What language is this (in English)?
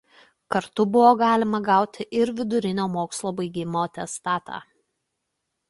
Lithuanian